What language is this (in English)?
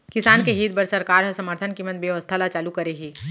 Chhattisgarhi